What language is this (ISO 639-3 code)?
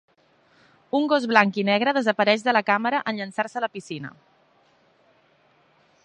cat